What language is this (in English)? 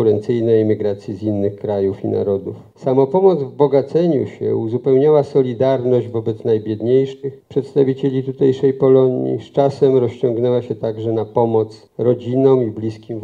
Polish